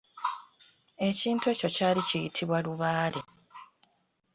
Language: Ganda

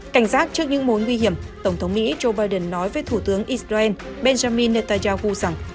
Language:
Vietnamese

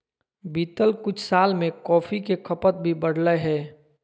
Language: Magahi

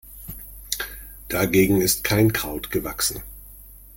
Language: German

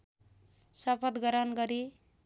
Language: Nepali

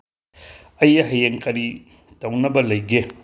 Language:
Manipuri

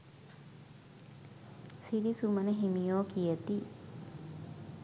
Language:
Sinhala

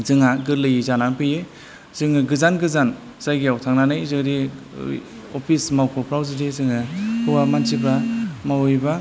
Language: Bodo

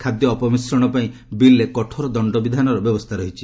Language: Odia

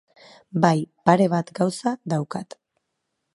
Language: Basque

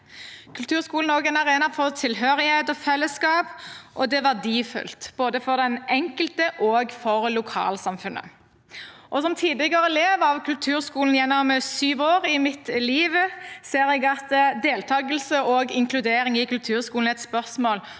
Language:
Norwegian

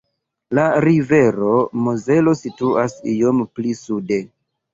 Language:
Esperanto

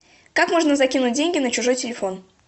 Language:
Russian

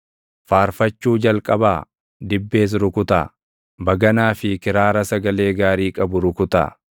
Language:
Oromo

